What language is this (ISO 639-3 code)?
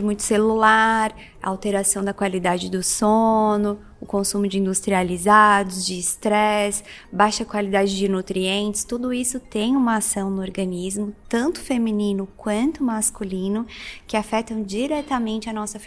por